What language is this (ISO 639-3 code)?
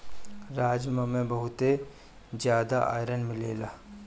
bho